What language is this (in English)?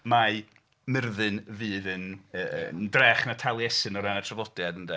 Welsh